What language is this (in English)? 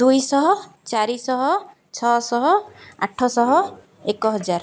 Odia